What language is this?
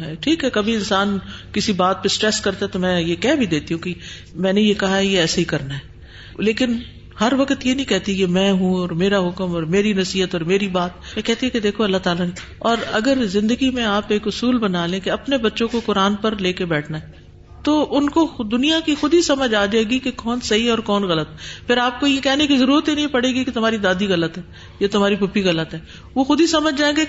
Urdu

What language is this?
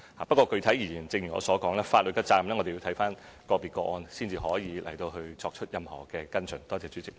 Cantonese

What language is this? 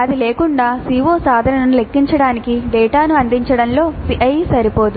Telugu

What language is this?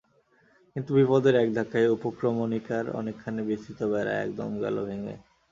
Bangla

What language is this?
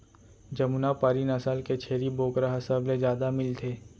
Chhattisgarhi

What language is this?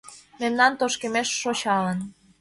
Mari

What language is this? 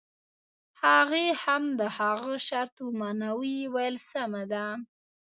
Pashto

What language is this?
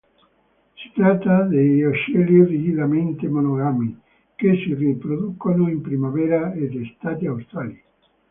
Italian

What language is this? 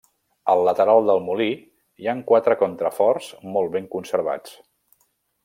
Catalan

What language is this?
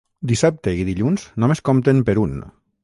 Catalan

